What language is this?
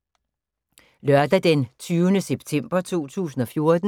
Danish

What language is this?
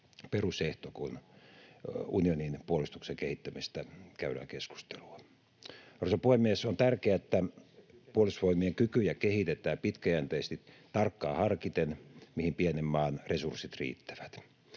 Finnish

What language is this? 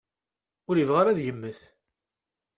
Kabyle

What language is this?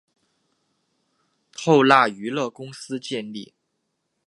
Chinese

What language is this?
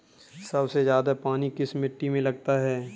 Hindi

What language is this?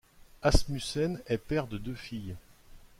French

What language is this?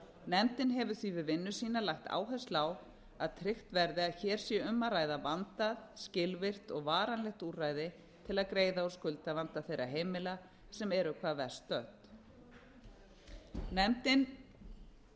Icelandic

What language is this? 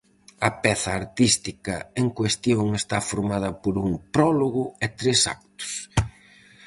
Galician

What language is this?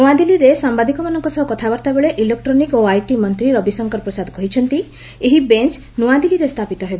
Odia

